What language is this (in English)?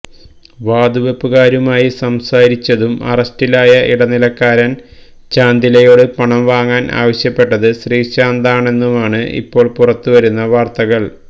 Malayalam